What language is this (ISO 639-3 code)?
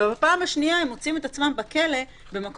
heb